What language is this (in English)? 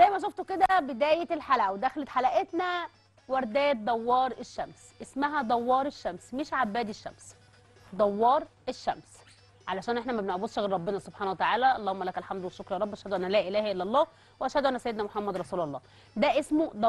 Arabic